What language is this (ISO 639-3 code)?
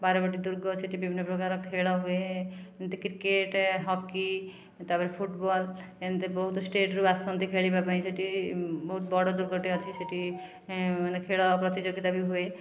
ori